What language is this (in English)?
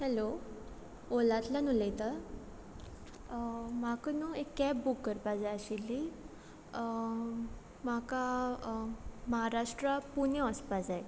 Konkani